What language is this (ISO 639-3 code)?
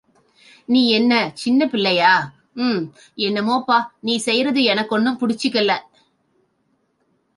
tam